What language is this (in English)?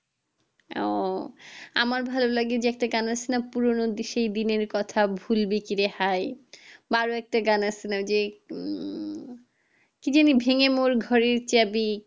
Bangla